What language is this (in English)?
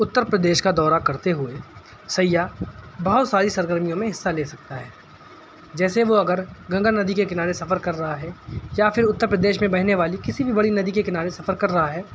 Urdu